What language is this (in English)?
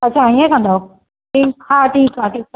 Sindhi